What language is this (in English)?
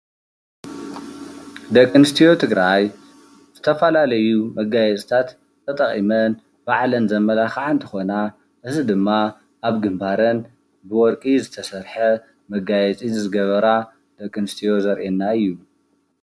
Tigrinya